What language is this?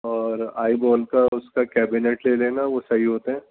Urdu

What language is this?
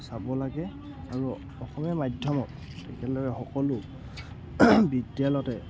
Assamese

